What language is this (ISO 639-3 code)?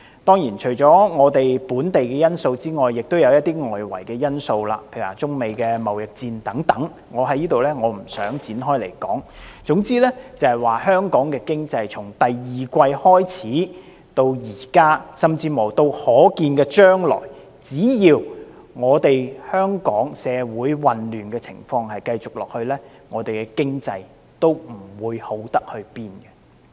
yue